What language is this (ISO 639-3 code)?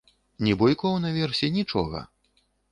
bel